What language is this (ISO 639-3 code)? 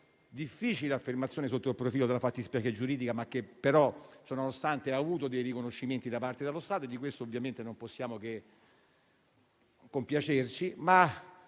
ita